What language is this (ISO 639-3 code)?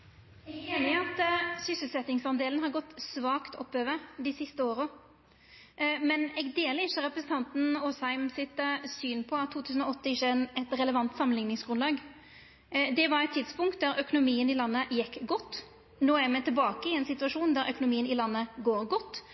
nno